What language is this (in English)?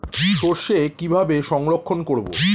Bangla